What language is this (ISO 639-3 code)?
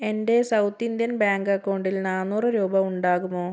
mal